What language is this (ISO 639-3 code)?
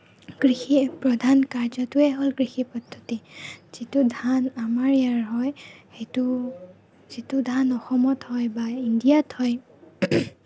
asm